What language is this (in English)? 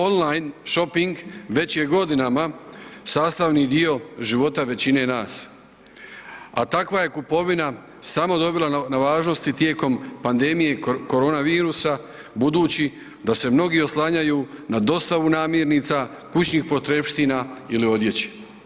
Croatian